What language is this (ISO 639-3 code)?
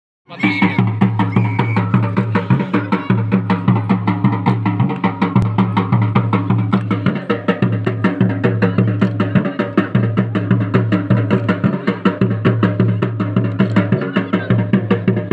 vie